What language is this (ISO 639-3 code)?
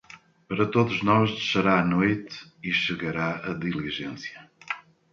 por